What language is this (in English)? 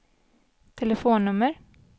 Swedish